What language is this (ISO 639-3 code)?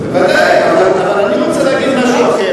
heb